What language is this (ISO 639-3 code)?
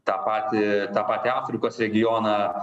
lit